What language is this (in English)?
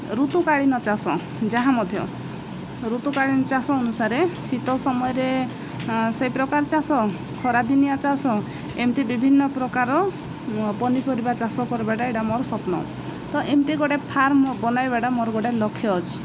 Odia